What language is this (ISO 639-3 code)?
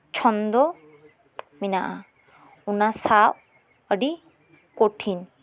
sat